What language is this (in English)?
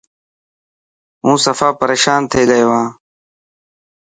Dhatki